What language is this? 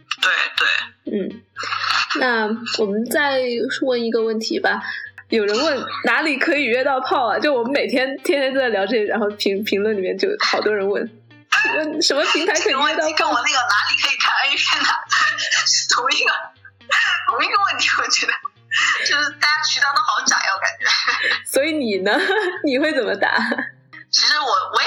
Chinese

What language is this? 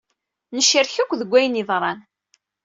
Kabyle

